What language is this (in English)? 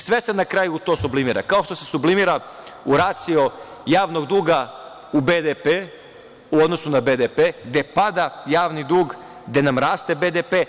Serbian